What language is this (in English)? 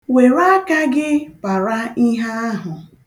Igbo